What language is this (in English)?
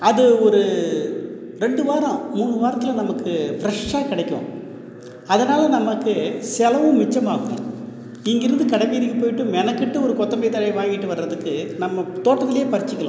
Tamil